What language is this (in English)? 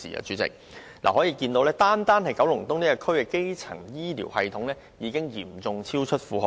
Cantonese